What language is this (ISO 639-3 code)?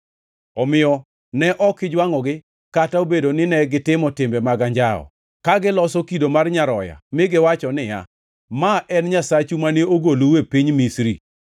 luo